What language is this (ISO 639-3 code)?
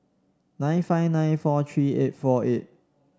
eng